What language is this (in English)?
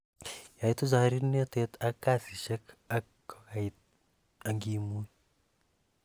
Kalenjin